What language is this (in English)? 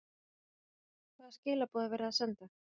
Icelandic